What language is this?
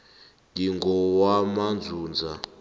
South Ndebele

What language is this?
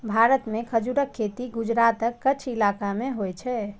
Maithili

